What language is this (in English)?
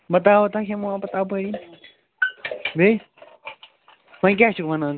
Kashmiri